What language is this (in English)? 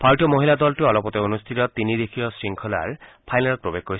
Assamese